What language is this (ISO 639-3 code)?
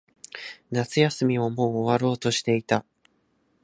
jpn